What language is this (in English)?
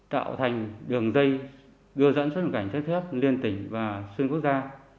Vietnamese